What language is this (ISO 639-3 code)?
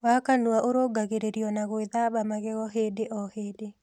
kik